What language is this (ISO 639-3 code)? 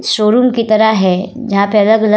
hin